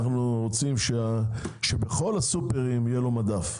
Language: Hebrew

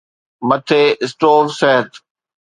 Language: Sindhi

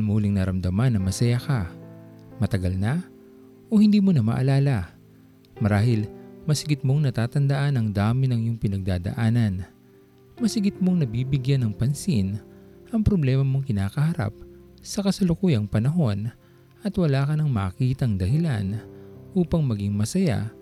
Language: Filipino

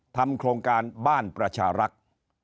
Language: Thai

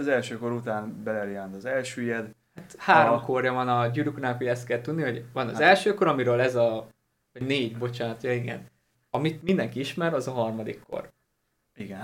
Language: Hungarian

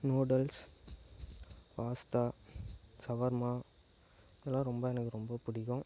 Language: Tamil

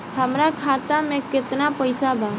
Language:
Bhojpuri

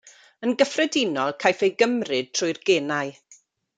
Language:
Welsh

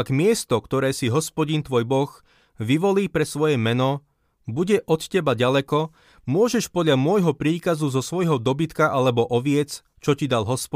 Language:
Slovak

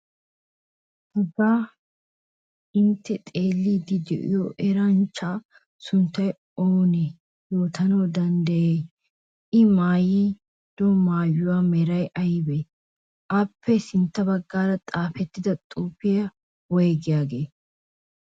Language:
Wolaytta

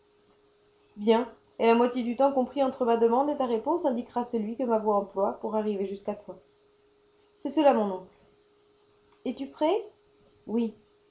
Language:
French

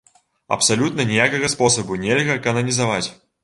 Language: Belarusian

